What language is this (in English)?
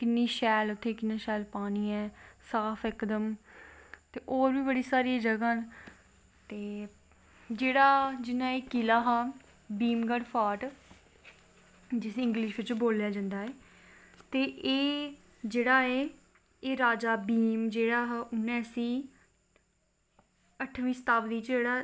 Dogri